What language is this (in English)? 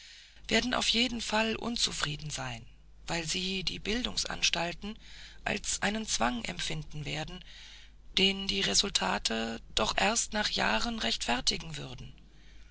German